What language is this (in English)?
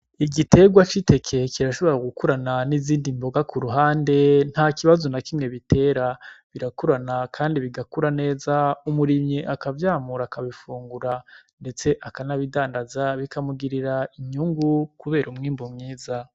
Rundi